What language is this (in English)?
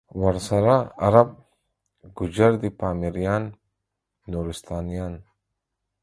Pashto